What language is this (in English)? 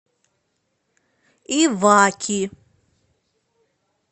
Russian